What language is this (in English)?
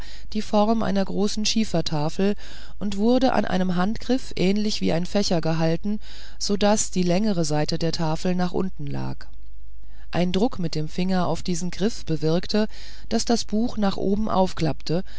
German